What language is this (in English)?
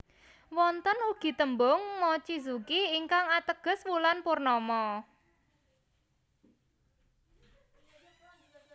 Javanese